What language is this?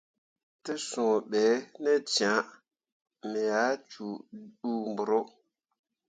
Mundang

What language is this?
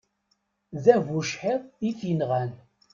Kabyle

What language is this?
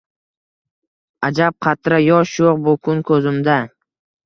Uzbek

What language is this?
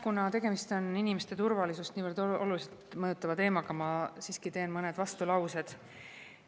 Estonian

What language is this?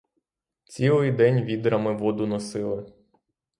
Ukrainian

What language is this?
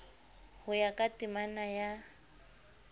Southern Sotho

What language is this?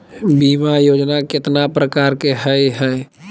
Magahi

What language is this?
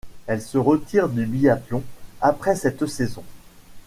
French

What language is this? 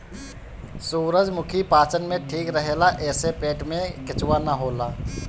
Bhojpuri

